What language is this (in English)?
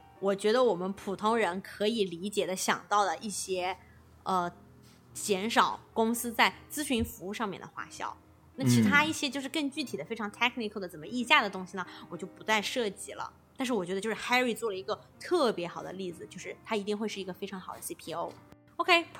Chinese